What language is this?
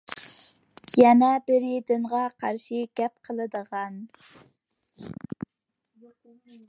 Uyghur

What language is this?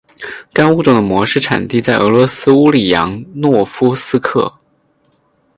Chinese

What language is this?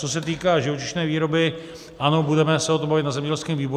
Czech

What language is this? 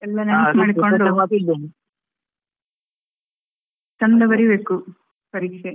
Kannada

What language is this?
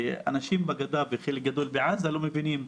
Hebrew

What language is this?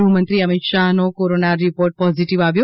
Gujarati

